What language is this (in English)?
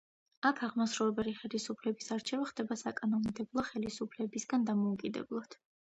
Georgian